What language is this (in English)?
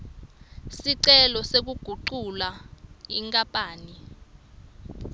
Swati